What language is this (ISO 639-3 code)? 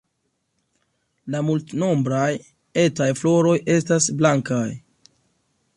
epo